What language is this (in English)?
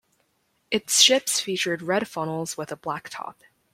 English